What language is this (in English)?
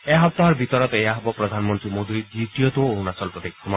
Assamese